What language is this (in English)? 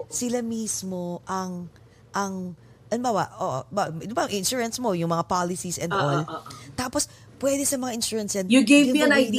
Filipino